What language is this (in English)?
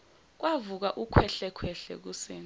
Zulu